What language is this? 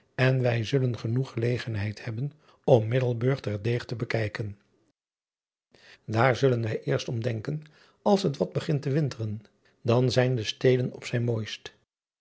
Dutch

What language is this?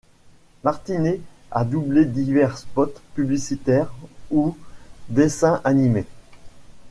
French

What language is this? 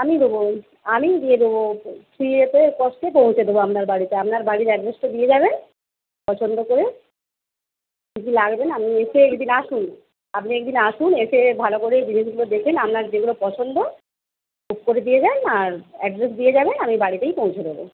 Bangla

